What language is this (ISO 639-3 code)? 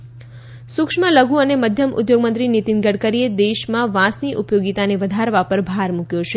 guj